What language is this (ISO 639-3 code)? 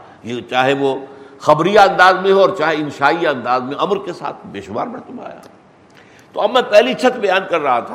urd